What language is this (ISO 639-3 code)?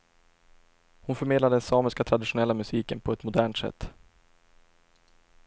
swe